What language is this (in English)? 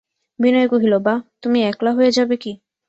Bangla